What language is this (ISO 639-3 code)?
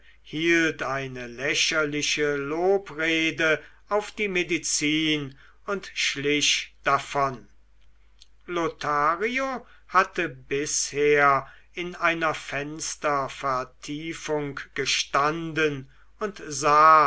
deu